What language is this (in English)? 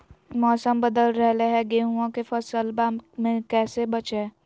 Magahi